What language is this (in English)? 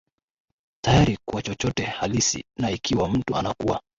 Swahili